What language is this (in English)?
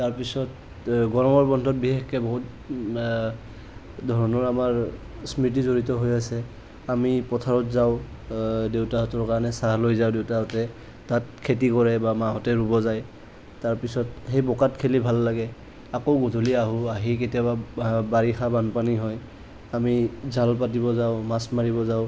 Assamese